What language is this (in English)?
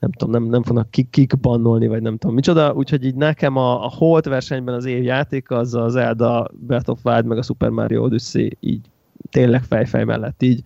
Hungarian